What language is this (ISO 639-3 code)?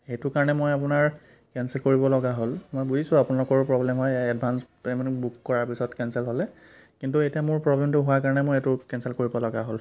asm